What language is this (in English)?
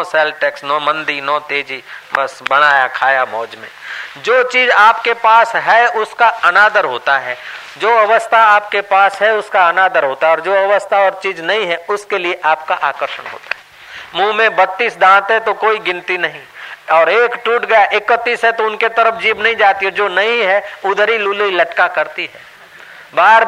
Hindi